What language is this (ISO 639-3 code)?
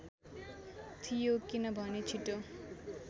nep